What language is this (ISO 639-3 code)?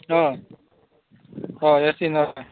kok